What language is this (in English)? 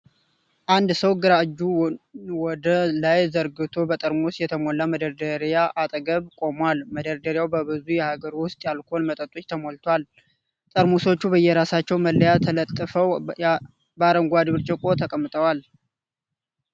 Amharic